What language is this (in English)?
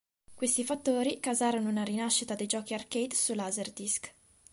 Italian